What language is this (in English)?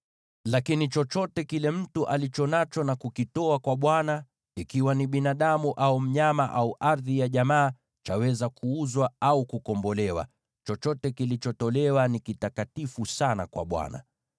Swahili